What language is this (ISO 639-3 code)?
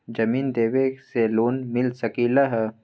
mag